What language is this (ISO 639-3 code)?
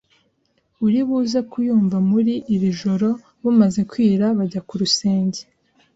kin